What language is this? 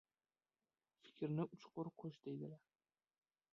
Uzbek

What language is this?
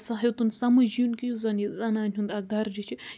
Kashmiri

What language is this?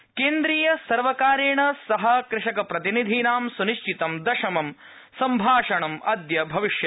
Sanskrit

